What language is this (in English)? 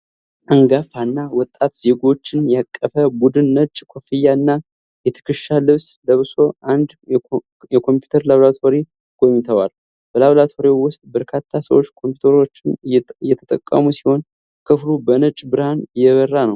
Amharic